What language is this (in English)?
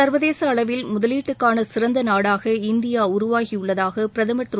Tamil